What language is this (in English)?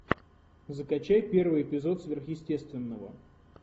Russian